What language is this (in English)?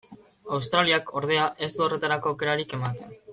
Basque